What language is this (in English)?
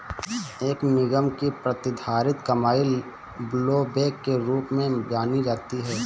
Hindi